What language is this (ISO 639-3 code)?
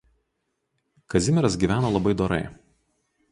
lit